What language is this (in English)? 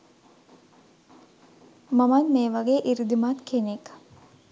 Sinhala